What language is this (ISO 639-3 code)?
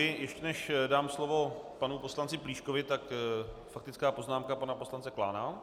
ces